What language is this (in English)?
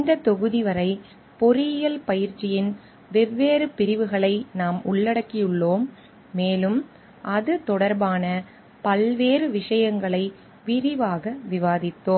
Tamil